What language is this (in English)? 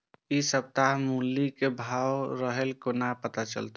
Maithili